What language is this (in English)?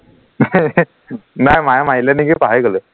Assamese